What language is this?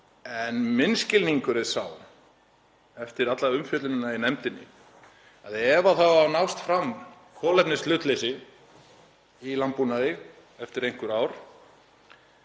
Icelandic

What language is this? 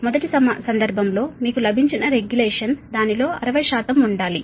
Telugu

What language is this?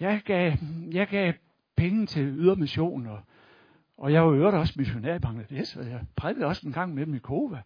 Danish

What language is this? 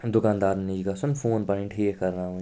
Kashmiri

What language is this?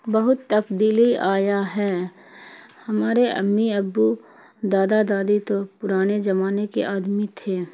Urdu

